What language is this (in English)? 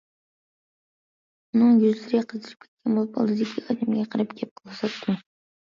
Uyghur